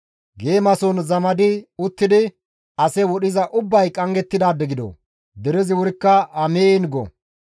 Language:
Gamo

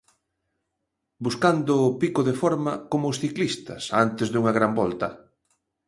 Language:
Galician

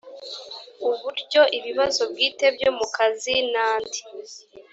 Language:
Kinyarwanda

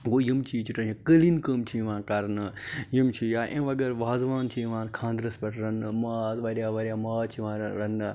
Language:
Kashmiri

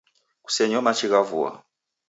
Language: Taita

